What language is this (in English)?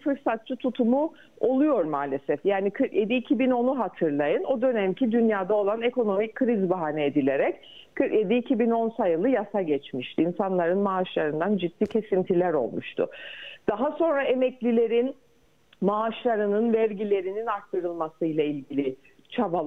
Turkish